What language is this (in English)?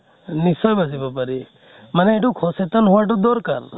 Assamese